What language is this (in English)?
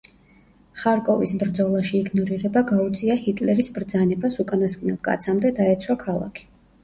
Georgian